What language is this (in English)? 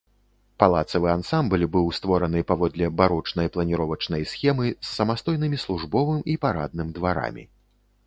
Belarusian